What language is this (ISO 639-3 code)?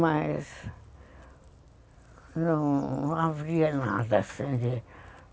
por